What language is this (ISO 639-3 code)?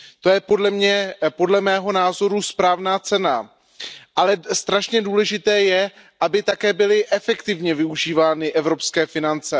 ces